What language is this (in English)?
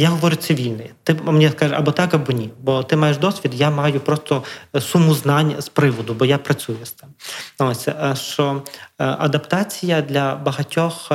Ukrainian